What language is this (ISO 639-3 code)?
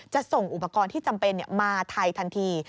tha